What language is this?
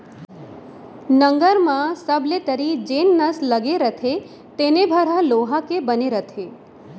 Chhattisgarhi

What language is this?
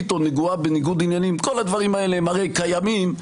Hebrew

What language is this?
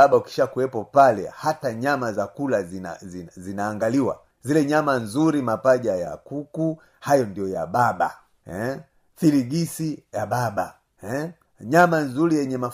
Swahili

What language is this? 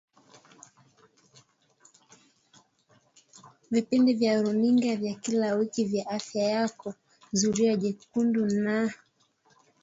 Swahili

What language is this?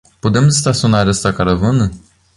Portuguese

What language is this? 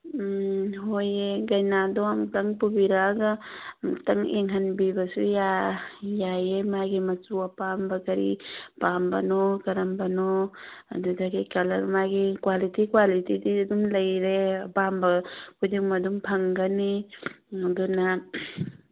Manipuri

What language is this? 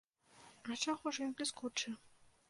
Belarusian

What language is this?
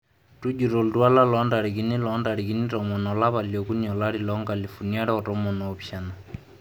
Masai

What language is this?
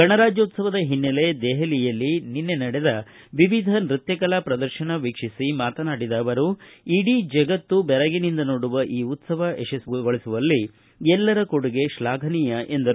Kannada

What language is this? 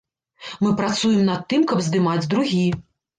Belarusian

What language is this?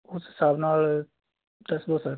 Punjabi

